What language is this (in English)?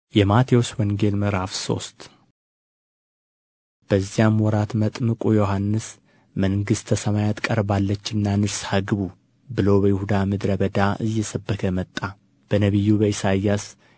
Amharic